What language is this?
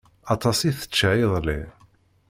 Kabyle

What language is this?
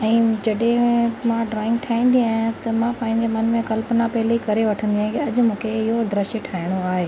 Sindhi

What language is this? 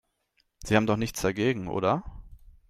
German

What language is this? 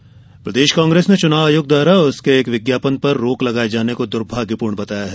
Hindi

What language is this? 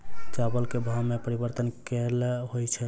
Maithili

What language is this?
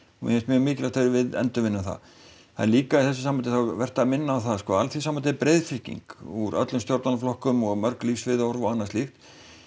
Icelandic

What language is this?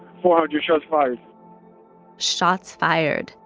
English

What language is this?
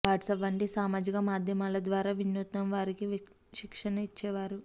Telugu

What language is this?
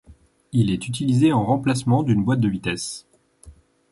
French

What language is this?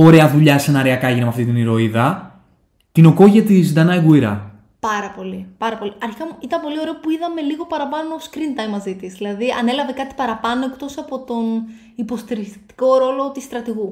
Greek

